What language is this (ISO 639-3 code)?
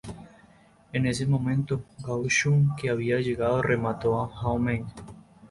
spa